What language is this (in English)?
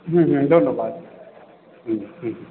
Bangla